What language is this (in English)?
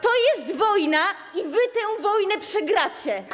Polish